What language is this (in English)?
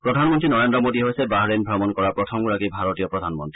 Assamese